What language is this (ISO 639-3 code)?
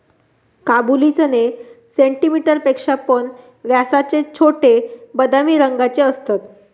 mar